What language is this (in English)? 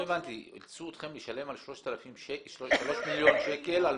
Hebrew